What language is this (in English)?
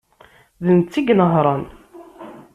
Kabyle